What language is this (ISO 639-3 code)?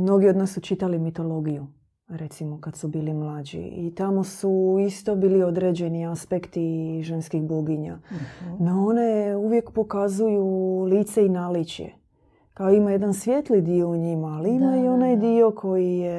hrv